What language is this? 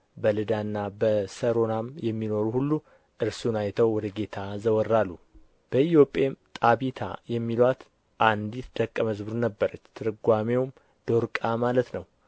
Amharic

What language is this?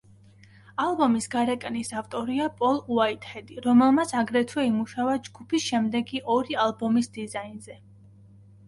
Georgian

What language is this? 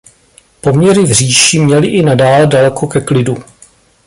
Czech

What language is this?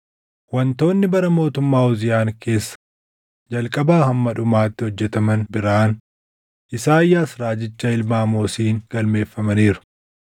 Oromo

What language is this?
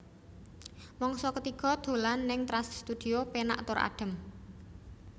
Javanese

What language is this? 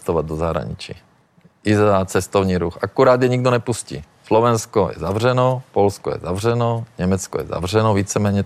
Czech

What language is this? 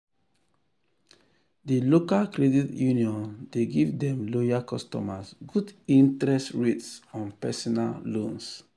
Nigerian Pidgin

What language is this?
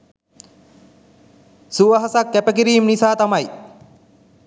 Sinhala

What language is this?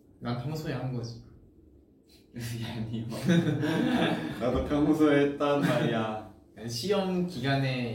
Korean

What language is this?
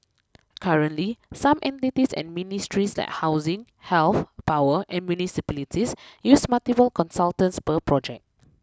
English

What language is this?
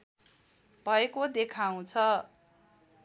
Nepali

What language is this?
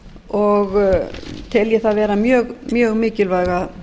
Icelandic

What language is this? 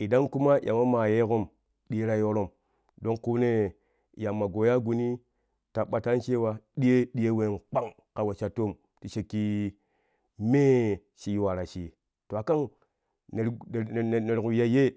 Kushi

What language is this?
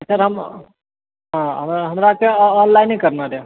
Maithili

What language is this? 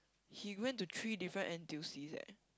English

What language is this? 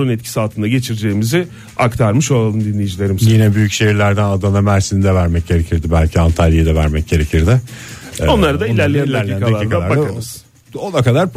Turkish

